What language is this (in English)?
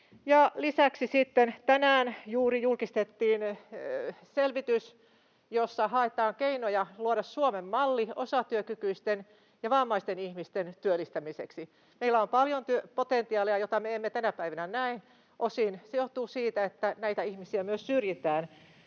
Finnish